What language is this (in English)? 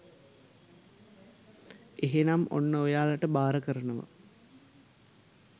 Sinhala